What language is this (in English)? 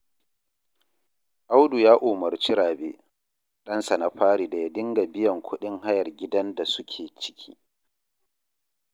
Hausa